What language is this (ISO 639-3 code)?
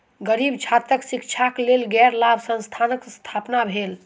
mai